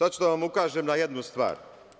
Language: Serbian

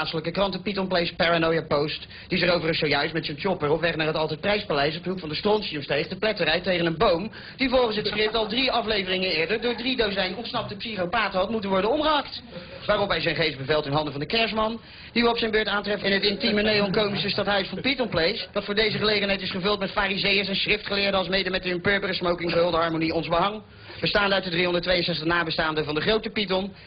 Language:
Dutch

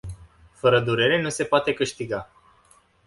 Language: Romanian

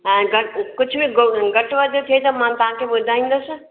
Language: Sindhi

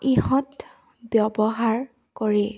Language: Assamese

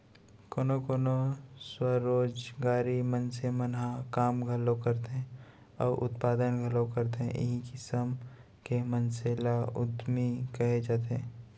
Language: Chhattisgarhi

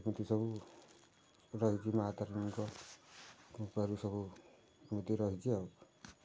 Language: Odia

